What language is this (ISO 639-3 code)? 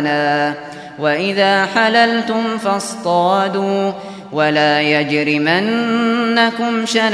ara